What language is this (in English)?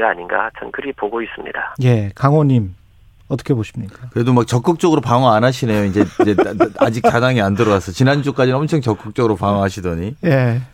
Korean